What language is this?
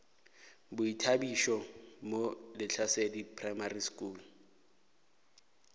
Northern Sotho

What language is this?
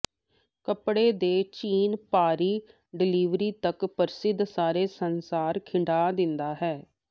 Punjabi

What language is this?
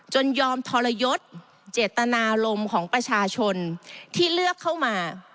Thai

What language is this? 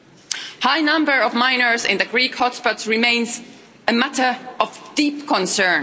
English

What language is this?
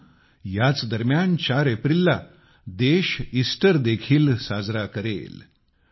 Marathi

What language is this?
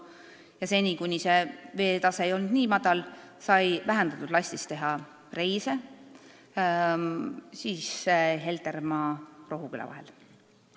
Estonian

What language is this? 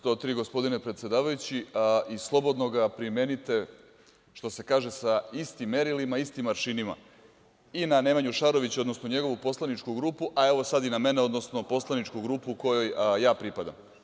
Serbian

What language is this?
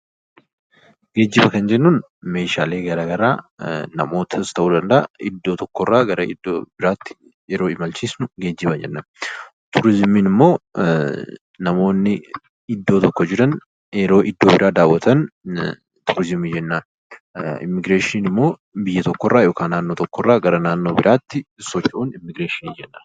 Oromo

